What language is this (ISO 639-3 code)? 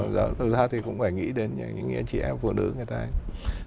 vie